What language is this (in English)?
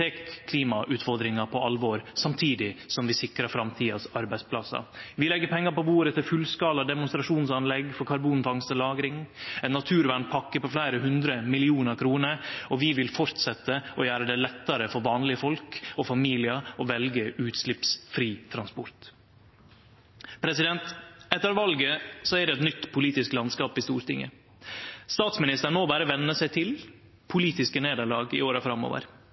Norwegian Nynorsk